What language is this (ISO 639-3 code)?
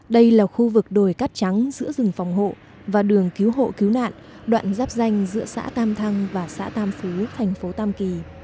vie